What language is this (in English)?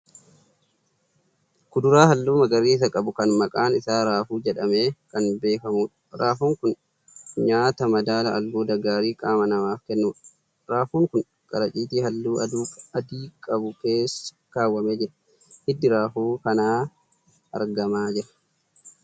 Oromo